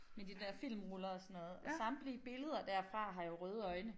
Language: Danish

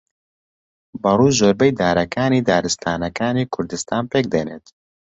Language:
Central Kurdish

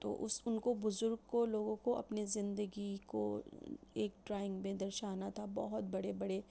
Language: Urdu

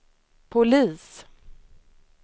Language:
Swedish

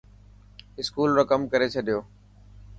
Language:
Dhatki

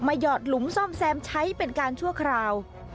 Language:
Thai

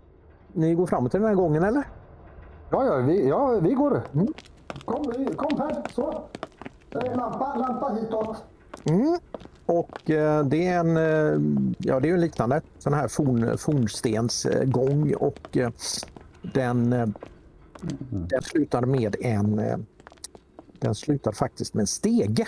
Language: Swedish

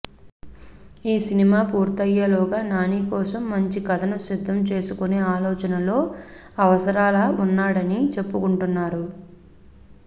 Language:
Telugu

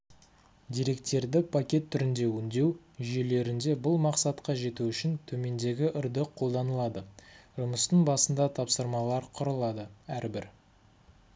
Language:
Kazakh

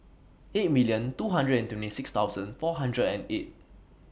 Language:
English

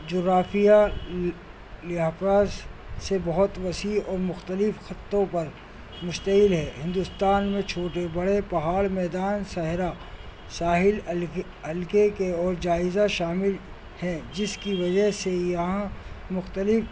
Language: Urdu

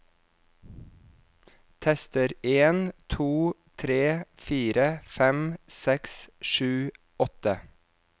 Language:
Norwegian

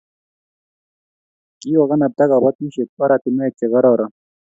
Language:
Kalenjin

